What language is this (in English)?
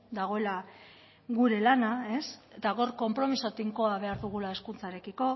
Basque